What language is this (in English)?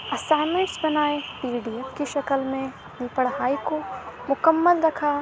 Urdu